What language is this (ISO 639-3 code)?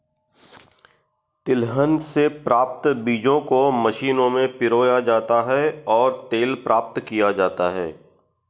hin